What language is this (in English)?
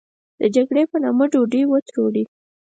Pashto